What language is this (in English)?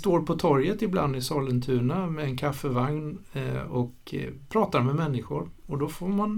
Swedish